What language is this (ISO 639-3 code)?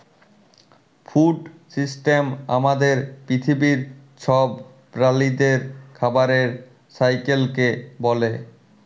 ben